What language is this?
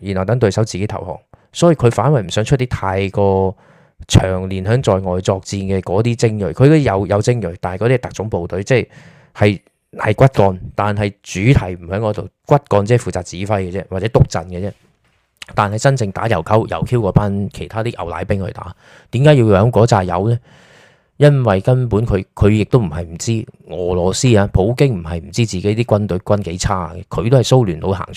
Chinese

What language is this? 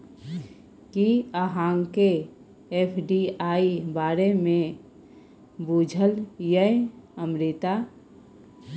Maithili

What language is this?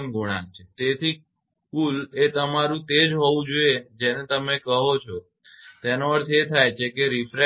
Gujarati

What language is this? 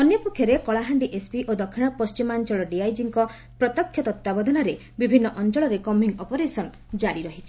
Odia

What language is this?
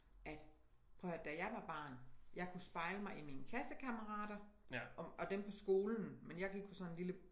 Danish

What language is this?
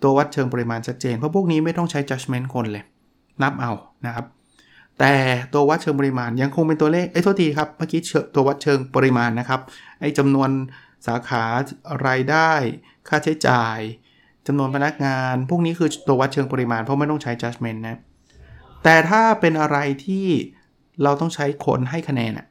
Thai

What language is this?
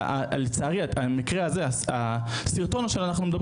Hebrew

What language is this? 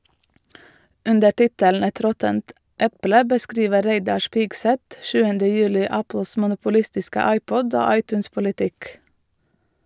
Norwegian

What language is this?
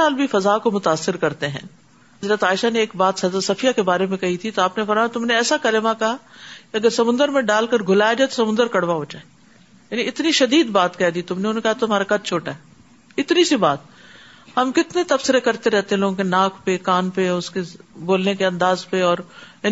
Urdu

